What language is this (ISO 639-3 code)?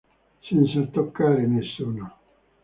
ita